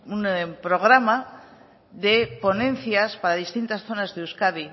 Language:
Spanish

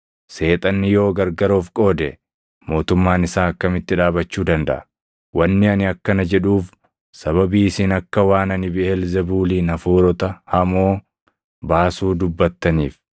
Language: Oromo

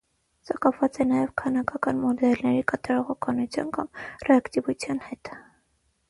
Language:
Armenian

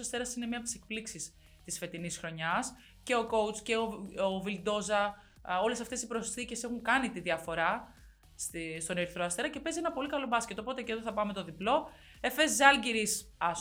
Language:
Greek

